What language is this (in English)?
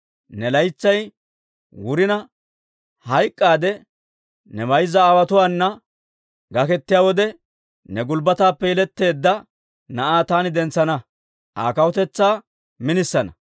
Dawro